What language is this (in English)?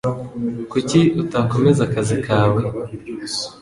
Kinyarwanda